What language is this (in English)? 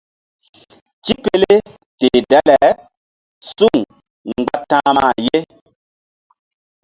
Mbum